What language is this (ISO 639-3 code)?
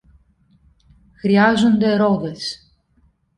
ell